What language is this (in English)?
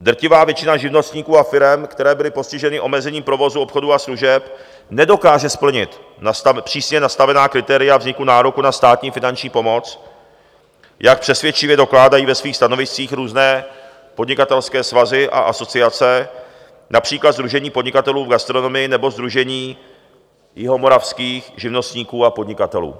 Czech